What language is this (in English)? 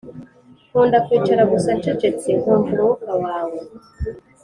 Kinyarwanda